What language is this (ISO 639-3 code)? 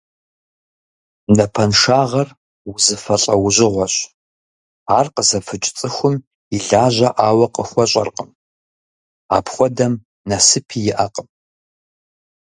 kbd